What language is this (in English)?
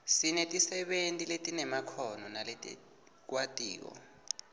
Swati